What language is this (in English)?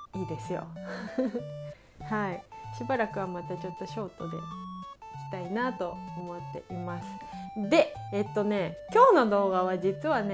Japanese